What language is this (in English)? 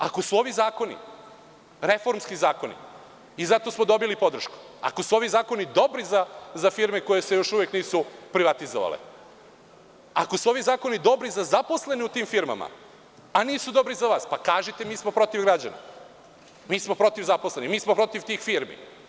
Serbian